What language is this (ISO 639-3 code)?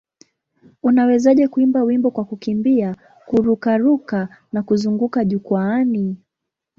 swa